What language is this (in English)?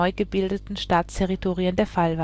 German